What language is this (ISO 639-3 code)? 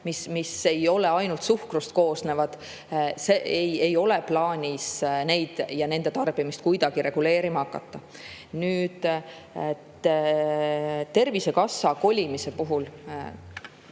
est